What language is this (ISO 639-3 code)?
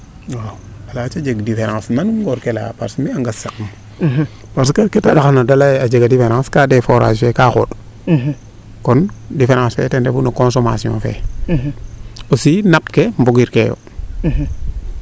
srr